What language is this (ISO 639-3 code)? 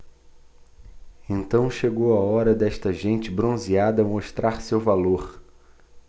por